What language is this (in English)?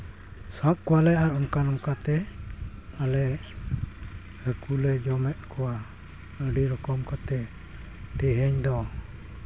Santali